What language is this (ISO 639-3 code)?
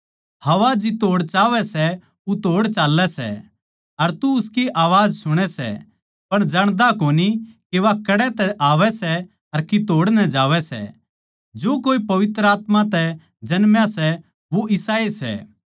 bgc